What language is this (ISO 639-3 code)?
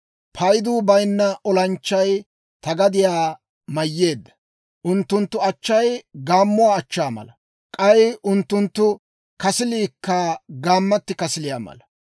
dwr